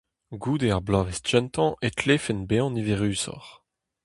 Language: Breton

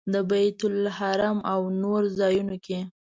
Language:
Pashto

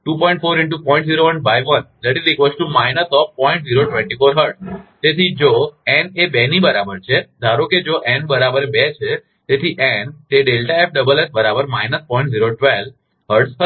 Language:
Gujarati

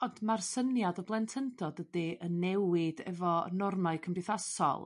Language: Welsh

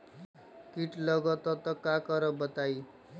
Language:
Magahi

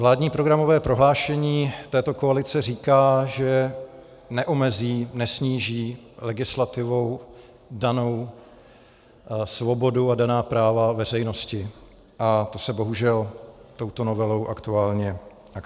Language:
Czech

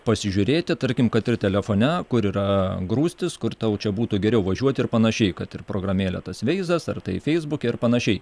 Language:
Lithuanian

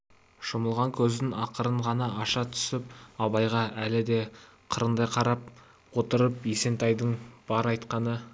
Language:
Kazakh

